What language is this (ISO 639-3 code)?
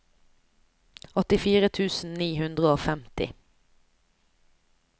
nor